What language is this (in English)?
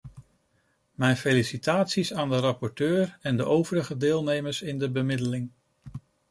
Dutch